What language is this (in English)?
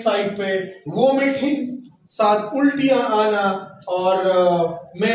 Hindi